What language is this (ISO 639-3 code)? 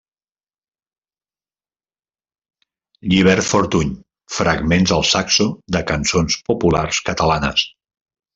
cat